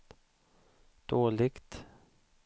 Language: Swedish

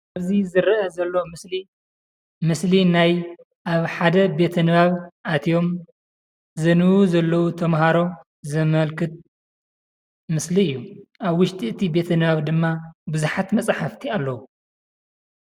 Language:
Tigrinya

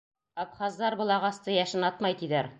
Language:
Bashkir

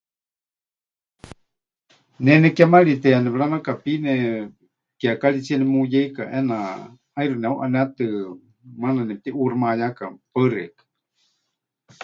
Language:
Huichol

